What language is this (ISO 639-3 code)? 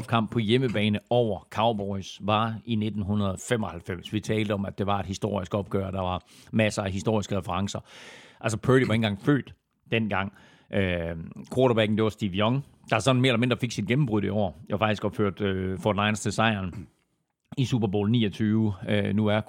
dan